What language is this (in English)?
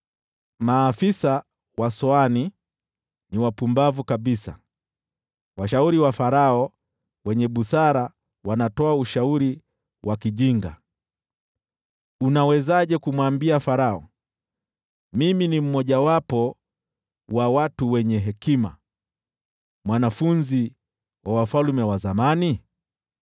Swahili